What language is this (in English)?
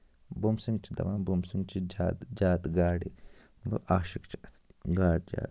Kashmiri